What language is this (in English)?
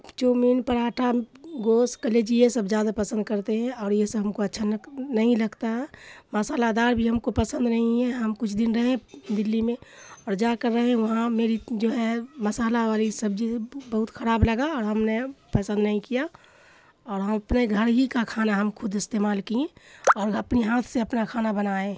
Urdu